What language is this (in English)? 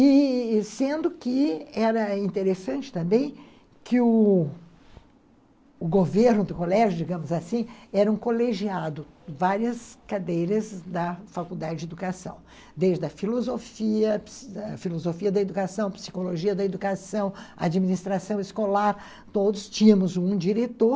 Portuguese